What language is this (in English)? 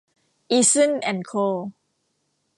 Thai